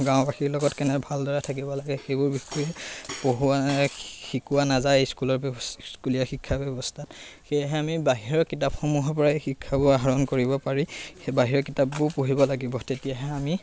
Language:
Assamese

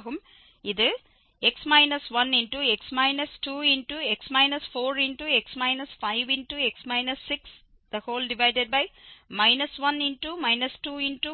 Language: Tamil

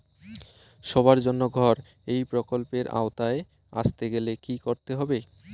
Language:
Bangla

